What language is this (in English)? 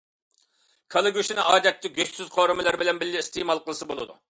Uyghur